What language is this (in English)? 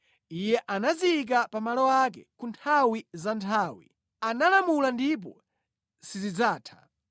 Nyanja